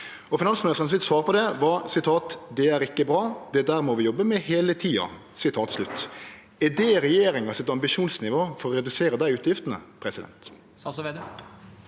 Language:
Norwegian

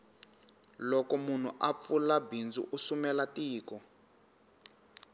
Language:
Tsonga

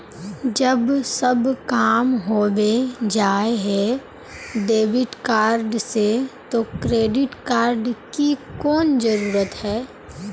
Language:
Magahi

